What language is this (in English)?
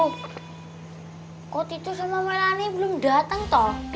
Indonesian